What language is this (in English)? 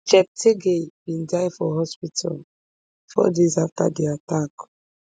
Nigerian Pidgin